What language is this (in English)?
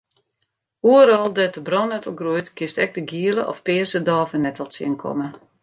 Western Frisian